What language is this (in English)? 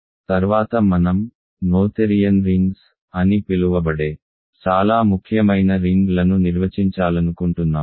Telugu